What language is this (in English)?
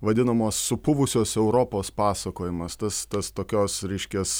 Lithuanian